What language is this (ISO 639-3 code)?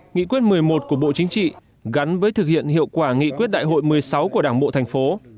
vie